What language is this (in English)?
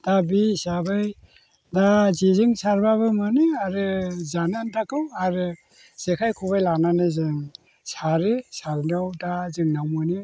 Bodo